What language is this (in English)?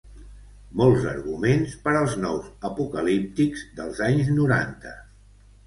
Catalan